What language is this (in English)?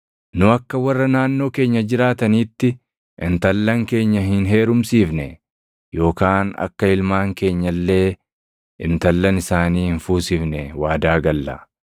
Oromo